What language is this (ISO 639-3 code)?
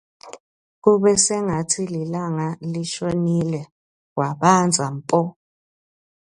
ssw